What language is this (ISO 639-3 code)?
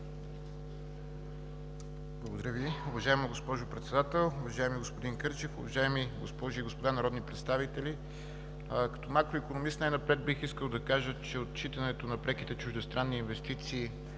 bul